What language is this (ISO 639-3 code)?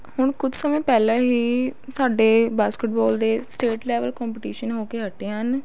pan